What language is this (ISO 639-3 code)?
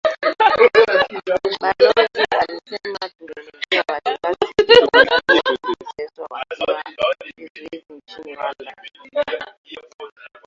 swa